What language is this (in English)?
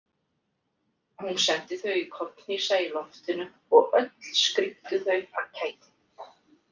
Icelandic